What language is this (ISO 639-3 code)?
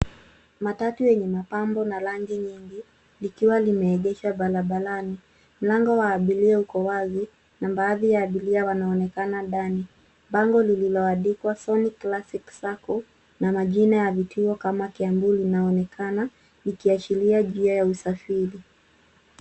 swa